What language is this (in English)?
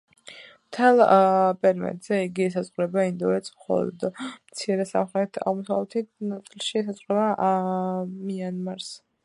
Georgian